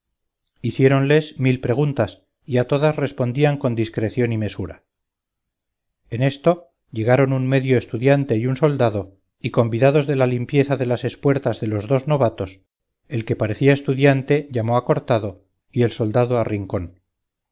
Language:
Spanish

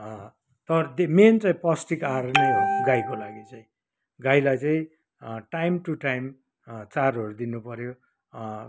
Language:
Nepali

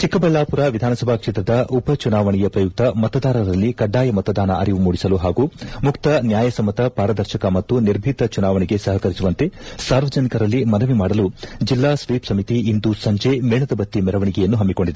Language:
Kannada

